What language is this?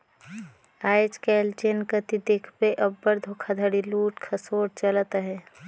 Chhattisgarhi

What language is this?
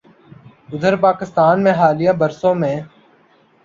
Urdu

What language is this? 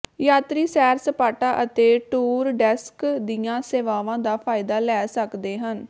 Punjabi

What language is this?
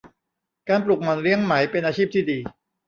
Thai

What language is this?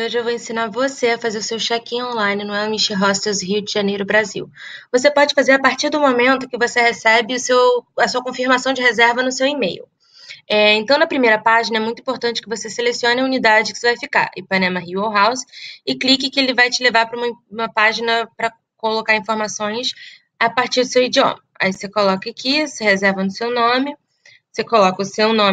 Portuguese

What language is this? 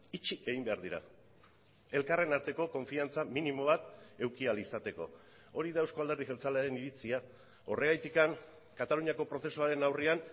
Basque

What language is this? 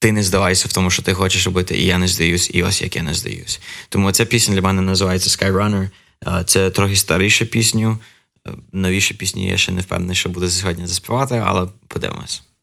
Ukrainian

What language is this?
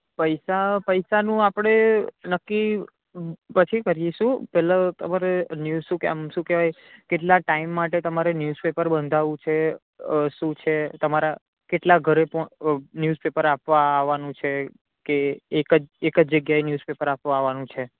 Gujarati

